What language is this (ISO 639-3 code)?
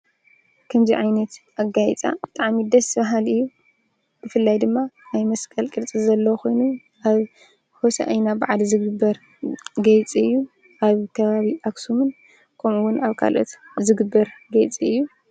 tir